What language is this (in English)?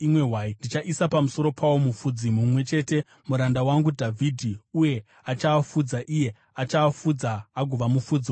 Shona